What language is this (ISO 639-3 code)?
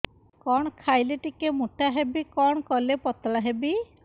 ori